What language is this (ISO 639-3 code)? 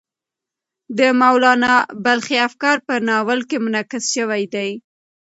pus